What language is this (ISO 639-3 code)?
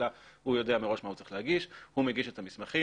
heb